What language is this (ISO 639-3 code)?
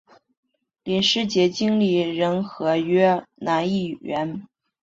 zho